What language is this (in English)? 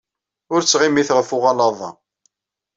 Kabyle